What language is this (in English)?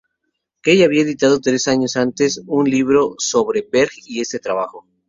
Spanish